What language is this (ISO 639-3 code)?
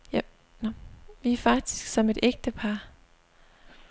dan